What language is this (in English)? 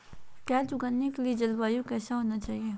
Magahi